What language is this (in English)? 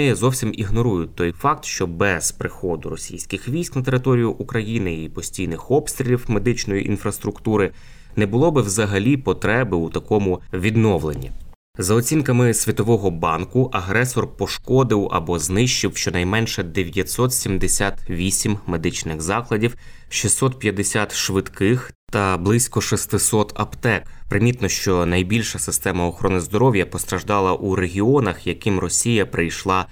Ukrainian